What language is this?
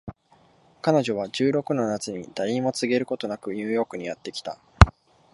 Japanese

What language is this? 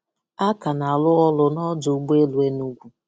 Igbo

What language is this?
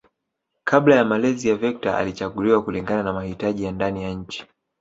Swahili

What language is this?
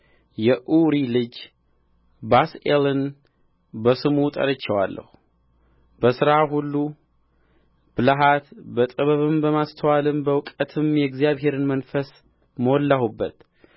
Amharic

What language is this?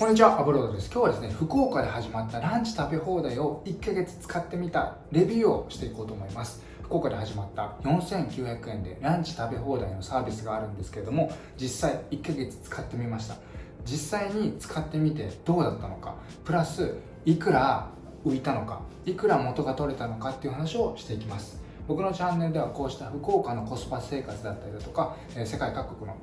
Japanese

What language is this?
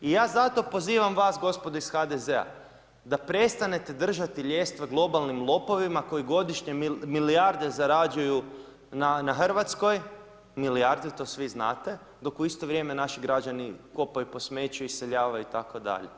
Croatian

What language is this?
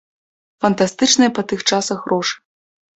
Belarusian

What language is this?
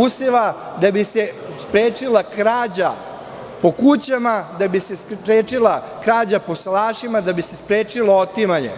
Serbian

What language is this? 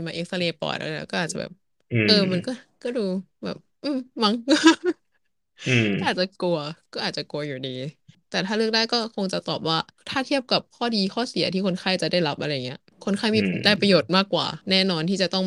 Thai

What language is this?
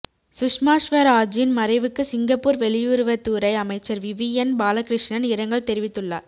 Tamil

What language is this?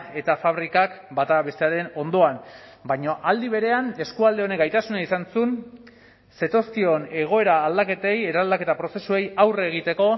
Basque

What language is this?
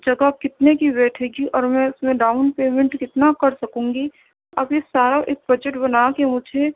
Urdu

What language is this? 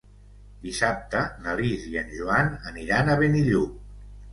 Catalan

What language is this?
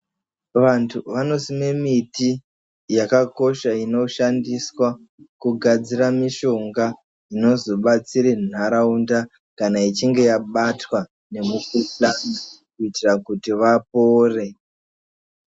Ndau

